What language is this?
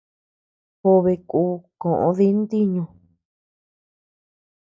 Tepeuxila Cuicatec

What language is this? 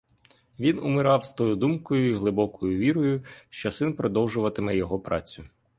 Ukrainian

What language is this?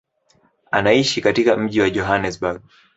Swahili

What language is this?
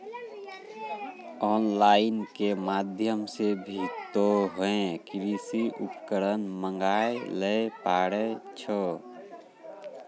Maithili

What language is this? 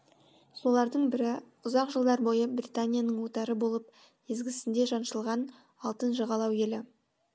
Kazakh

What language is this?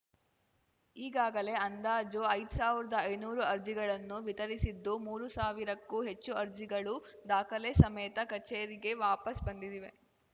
Kannada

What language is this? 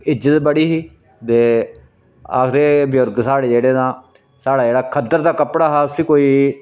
Dogri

